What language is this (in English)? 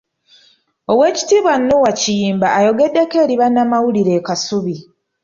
Ganda